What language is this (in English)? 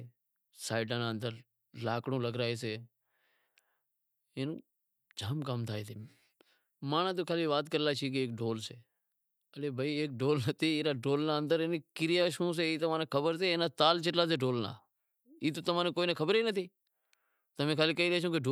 Wadiyara Koli